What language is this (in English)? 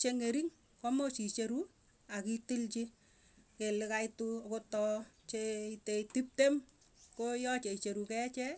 Tugen